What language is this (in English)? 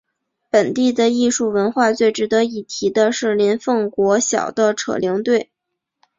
Chinese